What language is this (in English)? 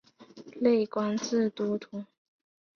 Chinese